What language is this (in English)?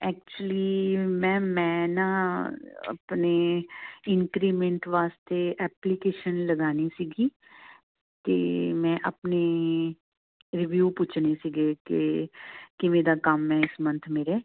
Punjabi